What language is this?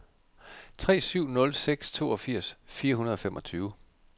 Danish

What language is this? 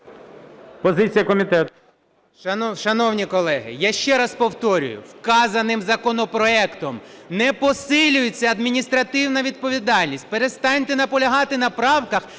Ukrainian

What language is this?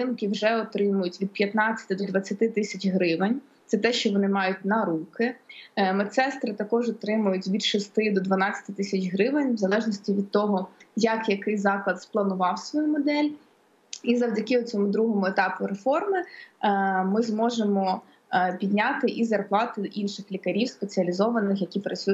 Ukrainian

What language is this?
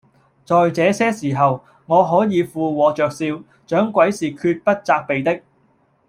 Cantonese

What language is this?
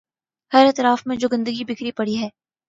Urdu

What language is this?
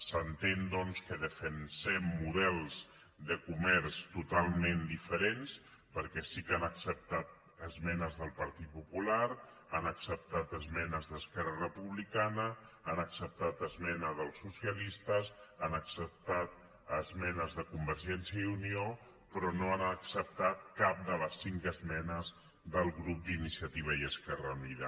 Catalan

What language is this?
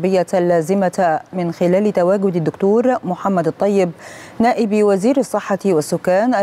Arabic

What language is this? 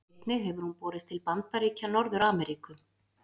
Icelandic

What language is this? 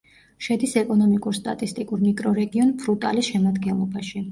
Georgian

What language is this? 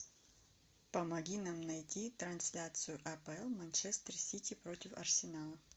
Russian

